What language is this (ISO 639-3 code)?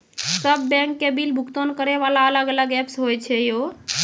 mai